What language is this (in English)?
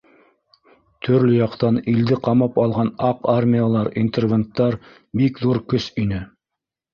Bashkir